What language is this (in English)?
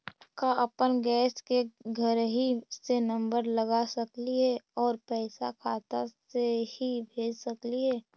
Magahi